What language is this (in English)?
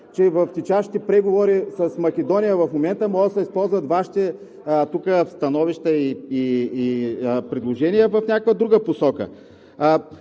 Bulgarian